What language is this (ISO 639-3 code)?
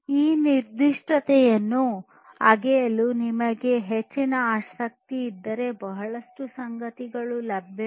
kan